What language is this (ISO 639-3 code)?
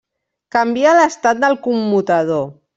cat